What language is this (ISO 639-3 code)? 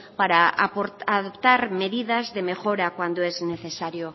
spa